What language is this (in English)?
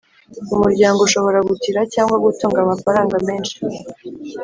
Kinyarwanda